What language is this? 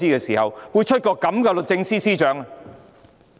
Cantonese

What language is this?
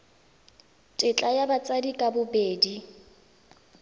Tswana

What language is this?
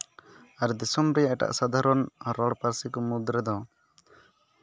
Santali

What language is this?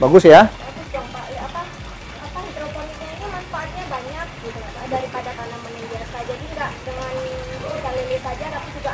Indonesian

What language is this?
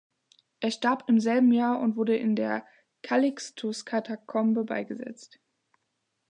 German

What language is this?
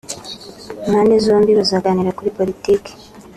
Kinyarwanda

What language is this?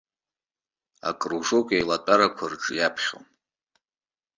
Abkhazian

